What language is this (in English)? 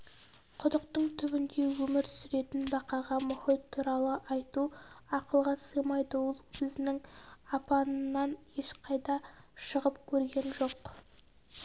Kazakh